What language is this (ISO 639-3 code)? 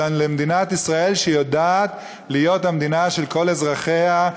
heb